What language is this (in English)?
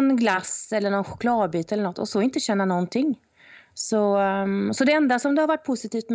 Swedish